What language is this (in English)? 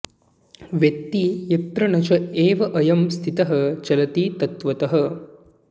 Sanskrit